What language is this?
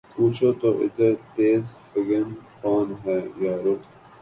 Urdu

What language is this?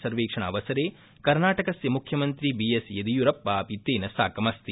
Sanskrit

